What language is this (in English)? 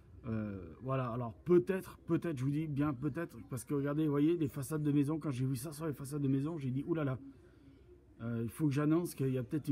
French